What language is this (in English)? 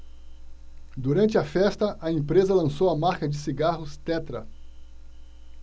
Portuguese